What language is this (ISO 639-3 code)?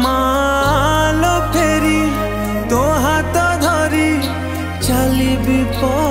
hin